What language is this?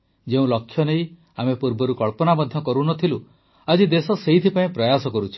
Odia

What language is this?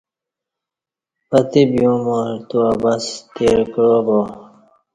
Kati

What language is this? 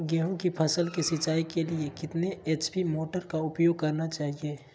Magahi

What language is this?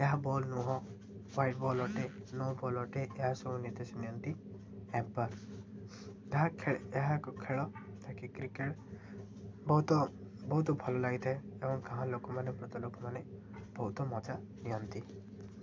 Odia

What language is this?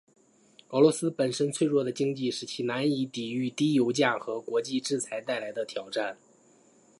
Chinese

